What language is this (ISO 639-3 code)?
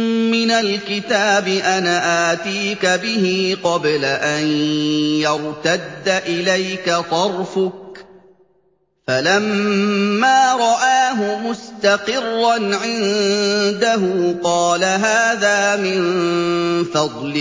ara